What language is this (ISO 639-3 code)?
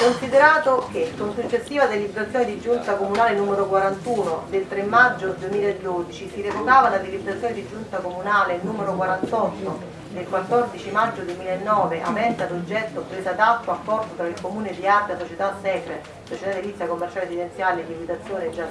ita